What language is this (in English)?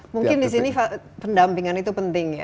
Indonesian